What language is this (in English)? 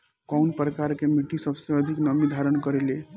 Bhojpuri